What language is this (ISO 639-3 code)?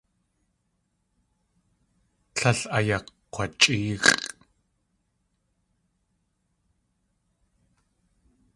tli